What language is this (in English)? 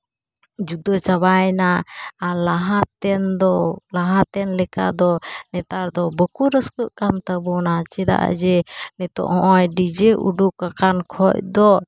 Santali